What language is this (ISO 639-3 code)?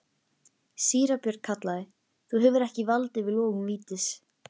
isl